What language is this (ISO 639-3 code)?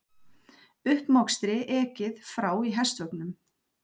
isl